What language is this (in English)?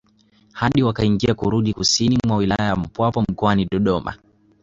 Swahili